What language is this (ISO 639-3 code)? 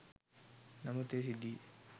sin